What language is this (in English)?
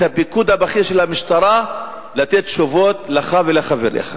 Hebrew